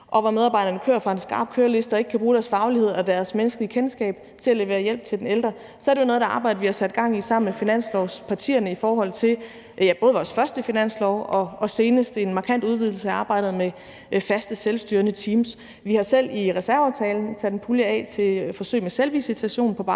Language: Danish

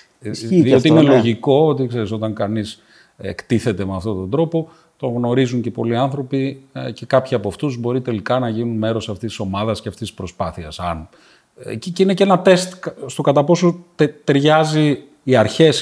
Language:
Greek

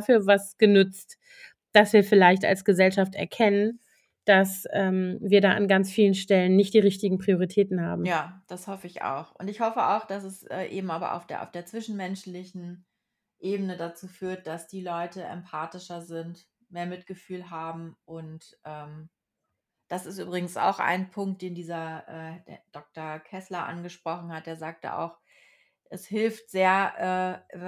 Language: German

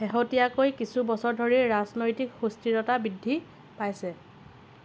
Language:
Assamese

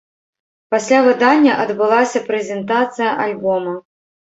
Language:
Belarusian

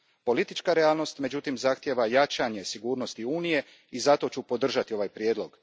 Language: Croatian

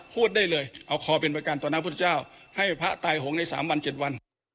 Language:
Thai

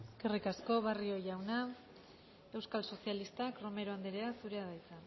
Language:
Basque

